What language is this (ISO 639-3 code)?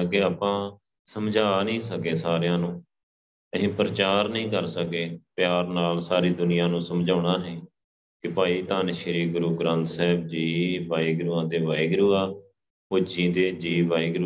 pan